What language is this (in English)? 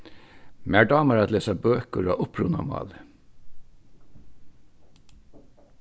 Faroese